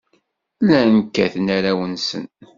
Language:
Kabyle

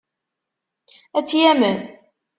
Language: Kabyle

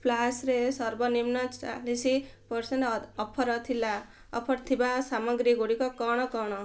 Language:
Odia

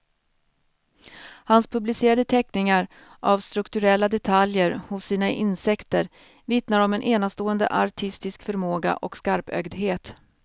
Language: Swedish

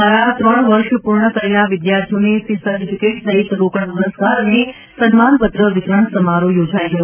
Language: Gujarati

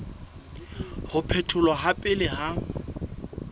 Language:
Southern Sotho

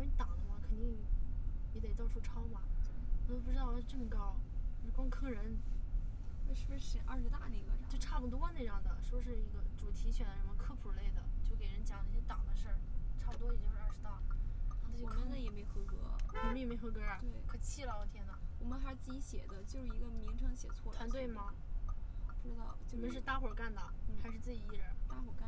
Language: Chinese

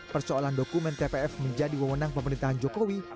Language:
Indonesian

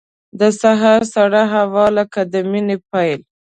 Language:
Pashto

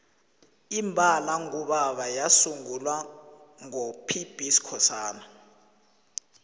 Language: South Ndebele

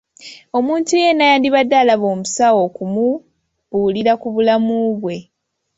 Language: Ganda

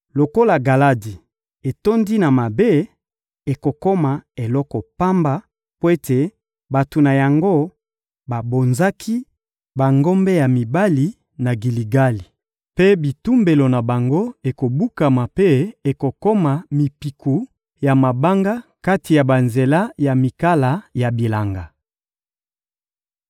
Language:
Lingala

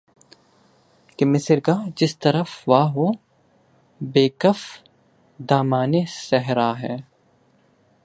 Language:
Urdu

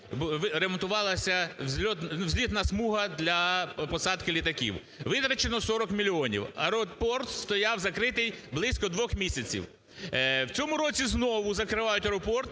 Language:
Ukrainian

